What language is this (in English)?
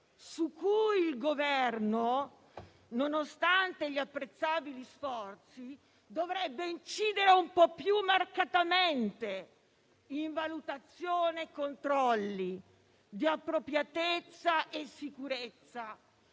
Italian